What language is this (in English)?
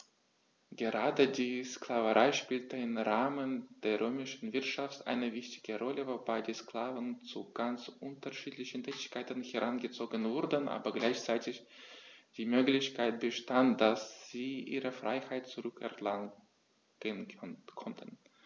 German